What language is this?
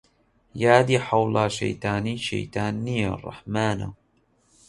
Central Kurdish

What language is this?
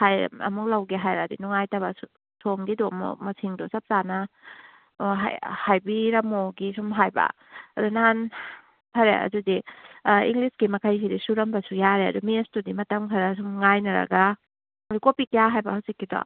Manipuri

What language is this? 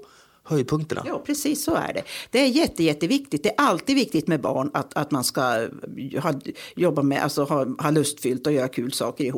Swedish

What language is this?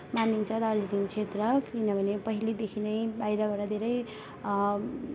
Nepali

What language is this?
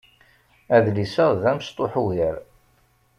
Kabyle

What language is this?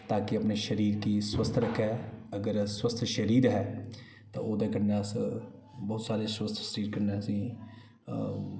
Dogri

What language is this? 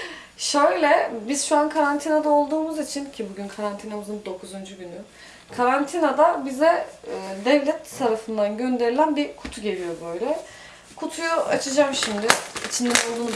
Turkish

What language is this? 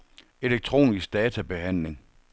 Danish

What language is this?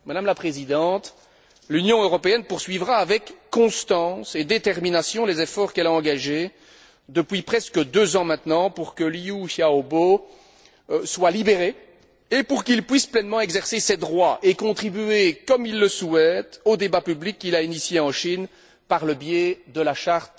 French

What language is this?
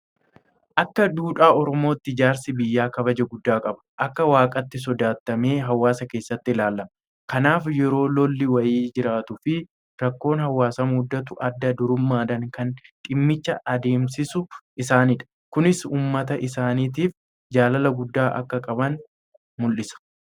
Oromo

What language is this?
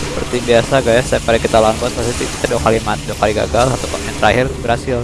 Indonesian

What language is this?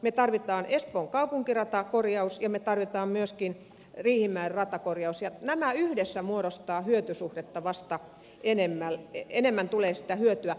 Finnish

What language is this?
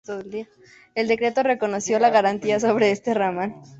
Spanish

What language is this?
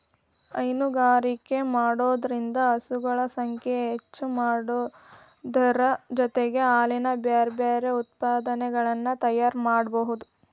Kannada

